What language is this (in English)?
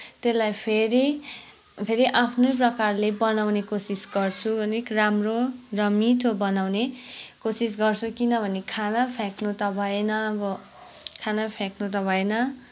Nepali